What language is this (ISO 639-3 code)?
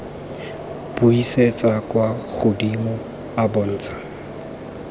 tsn